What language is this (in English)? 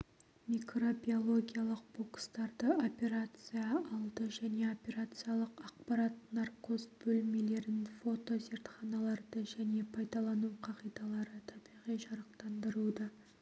Kazakh